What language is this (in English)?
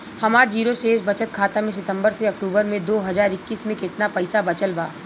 Bhojpuri